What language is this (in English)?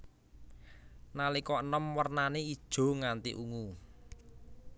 Javanese